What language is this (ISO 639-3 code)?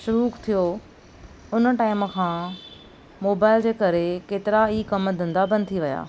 snd